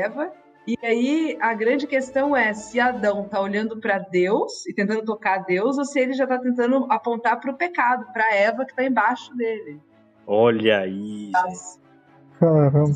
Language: Portuguese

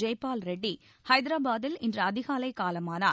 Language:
Tamil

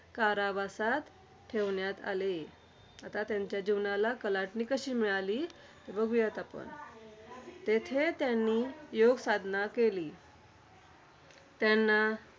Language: Marathi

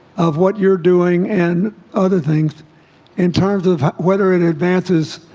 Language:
English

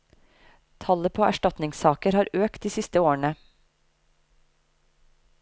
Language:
Norwegian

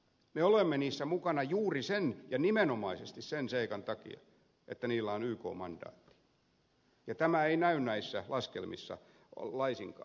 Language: Finnish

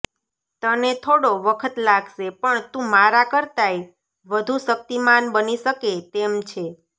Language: Gujarati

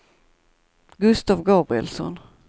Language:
Swedish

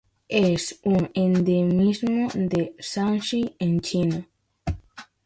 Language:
Spanish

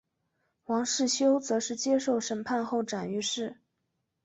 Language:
Chinese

